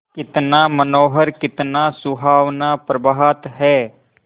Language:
Hindi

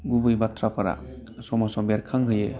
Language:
Bodo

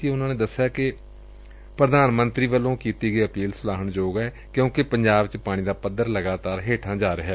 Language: Punjabi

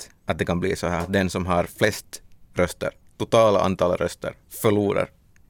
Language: Swedish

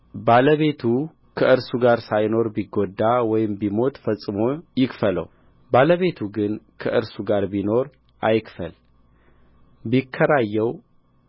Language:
Amharic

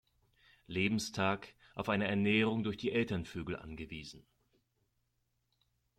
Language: German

